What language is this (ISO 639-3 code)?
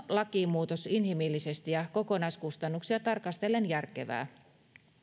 fin